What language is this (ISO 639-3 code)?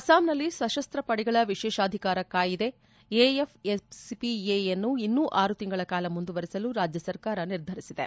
kan